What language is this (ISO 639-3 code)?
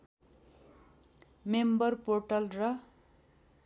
nep